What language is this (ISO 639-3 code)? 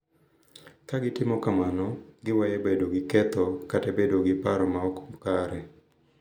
luo